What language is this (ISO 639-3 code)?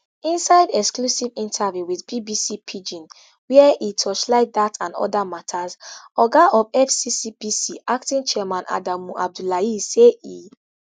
pcm